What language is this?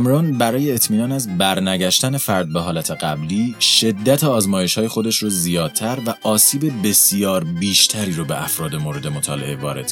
Persian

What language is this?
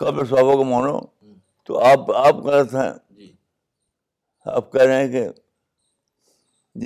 Urdu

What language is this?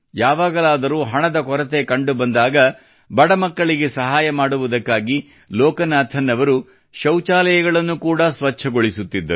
Kannada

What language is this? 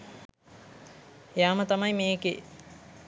Sinhala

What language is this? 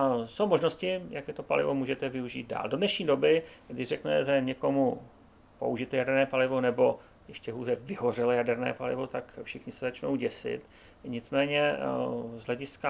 Czech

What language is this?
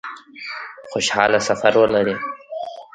Pashto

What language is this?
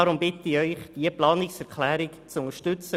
Swiss German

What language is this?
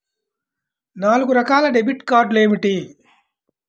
Telugu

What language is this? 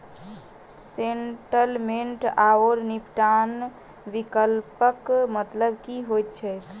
Maithili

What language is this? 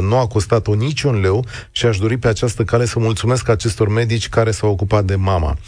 Romanian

